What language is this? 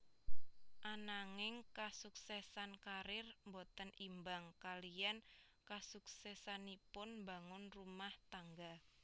Javanese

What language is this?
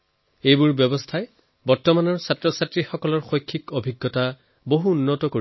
Assamese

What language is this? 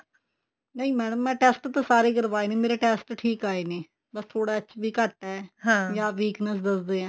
Punjabi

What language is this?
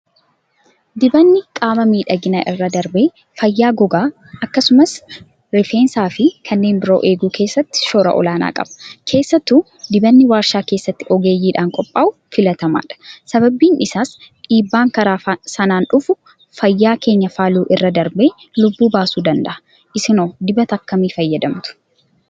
Oromo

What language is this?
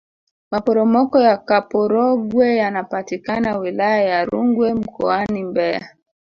Swahili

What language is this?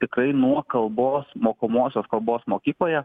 Lithuanian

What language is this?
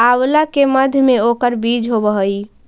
Magahi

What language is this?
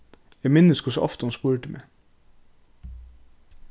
Faroese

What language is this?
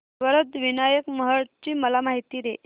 Marathi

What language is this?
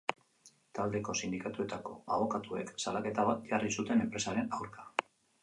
Basque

